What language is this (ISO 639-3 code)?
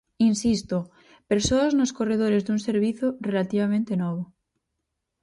glg